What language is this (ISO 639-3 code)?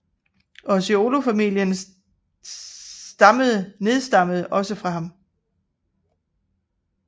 dan